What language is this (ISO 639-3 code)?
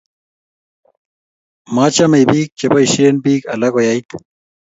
kln